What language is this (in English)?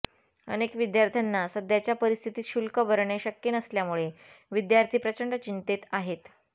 Marathi